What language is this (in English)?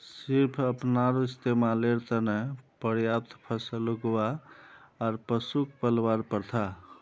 Magahi